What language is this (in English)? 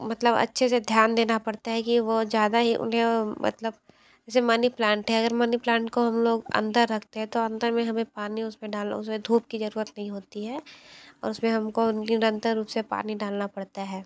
Hindi